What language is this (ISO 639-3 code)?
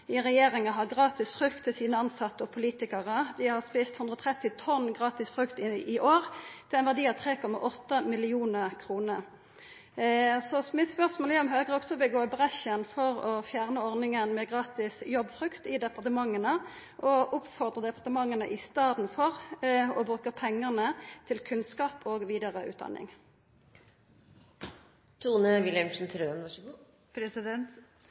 nno